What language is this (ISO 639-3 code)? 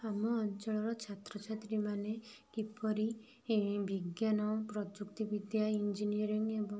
ori